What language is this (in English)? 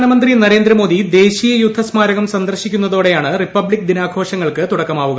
Malayalam